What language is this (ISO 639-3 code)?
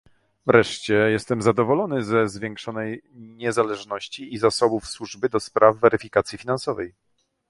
pol